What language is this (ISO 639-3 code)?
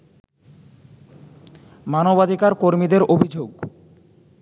ben